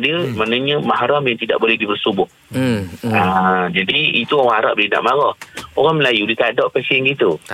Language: Malay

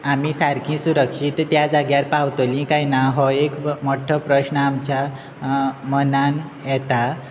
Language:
Konkani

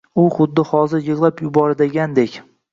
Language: Uzbek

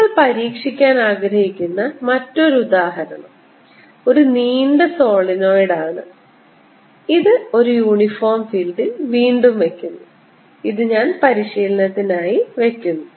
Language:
Malayalam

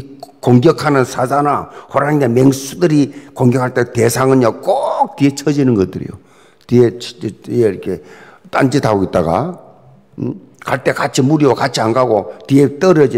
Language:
Korean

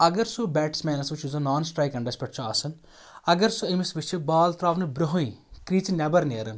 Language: Kashmiri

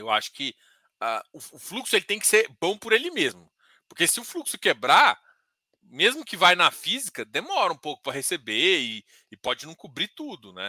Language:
Portuguese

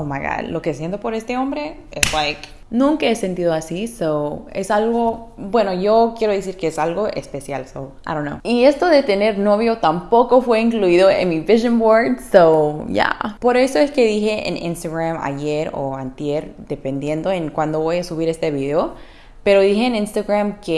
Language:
Spanish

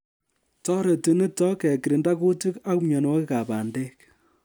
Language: Kalenjin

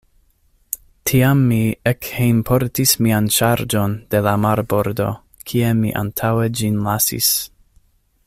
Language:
Esperanto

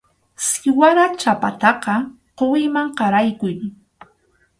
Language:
Arequipa-La Unión Quechua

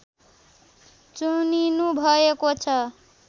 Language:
Nepali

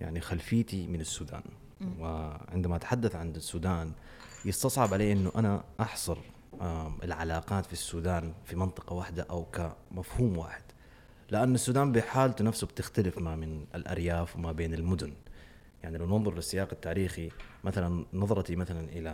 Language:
Arabic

